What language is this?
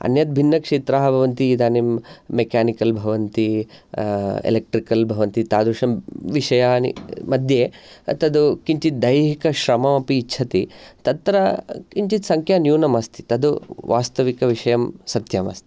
Sanskrit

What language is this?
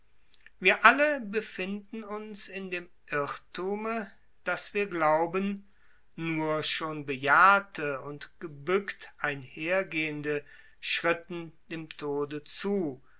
German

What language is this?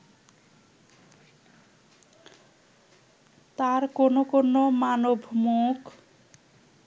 Bangla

